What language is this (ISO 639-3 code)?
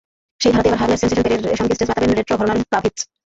ben